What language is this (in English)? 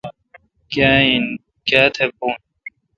Kalkoti